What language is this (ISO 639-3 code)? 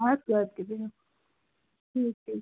kas